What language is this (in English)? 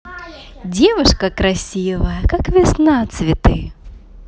Russian